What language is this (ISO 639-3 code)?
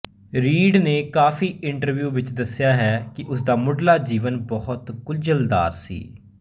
pan